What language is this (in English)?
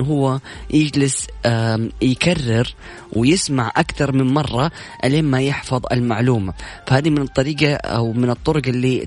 Arabic